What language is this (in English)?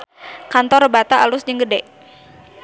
Sundanese